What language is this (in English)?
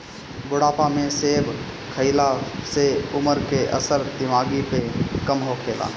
Bhojpuri